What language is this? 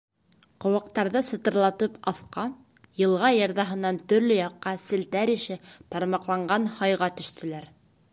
Bashkir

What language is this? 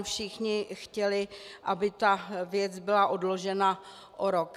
Czech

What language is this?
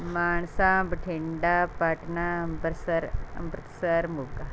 Punjabi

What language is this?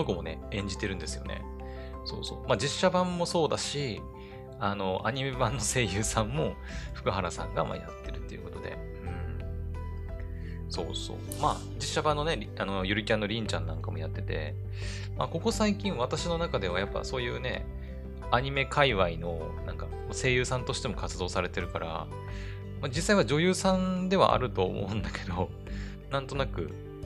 Japanese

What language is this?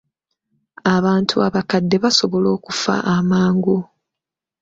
Ganda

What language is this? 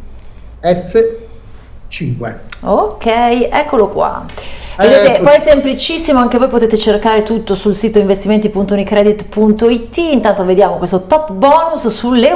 Italian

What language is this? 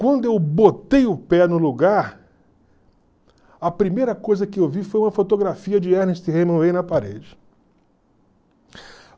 Portuguese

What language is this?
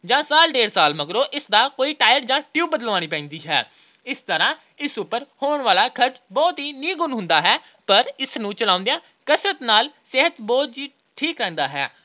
Punjabi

